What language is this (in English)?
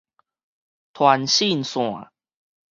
Min Nan Chinese